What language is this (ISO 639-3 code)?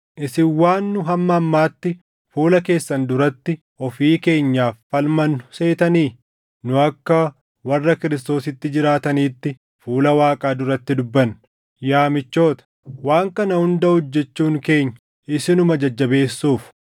orm